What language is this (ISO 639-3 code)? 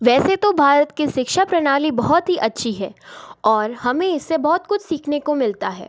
hin